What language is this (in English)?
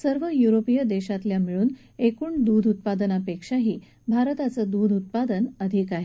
Marathi